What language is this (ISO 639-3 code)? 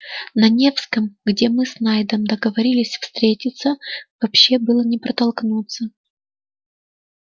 rus